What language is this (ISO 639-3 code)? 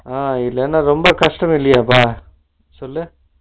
tam